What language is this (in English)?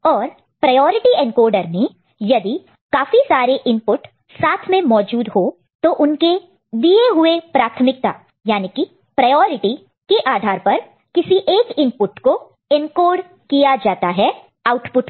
Hindi